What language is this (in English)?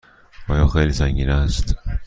Persian